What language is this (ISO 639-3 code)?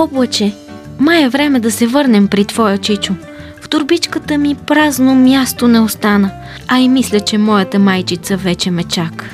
bul